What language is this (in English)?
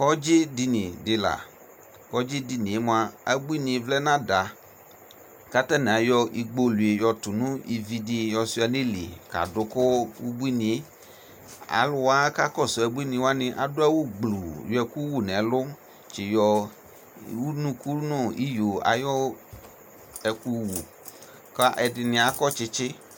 Ikposo